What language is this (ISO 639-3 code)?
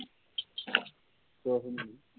pan